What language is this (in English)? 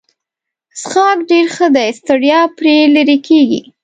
Pashto